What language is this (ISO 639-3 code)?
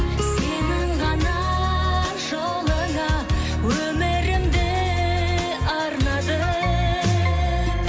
kaz